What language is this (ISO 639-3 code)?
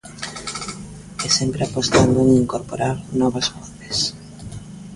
glg